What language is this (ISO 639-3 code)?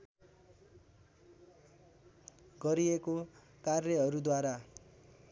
nep